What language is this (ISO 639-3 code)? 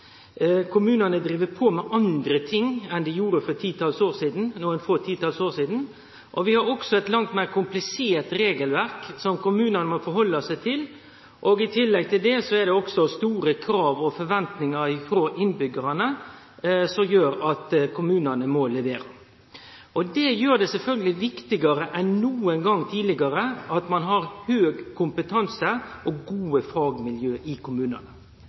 nno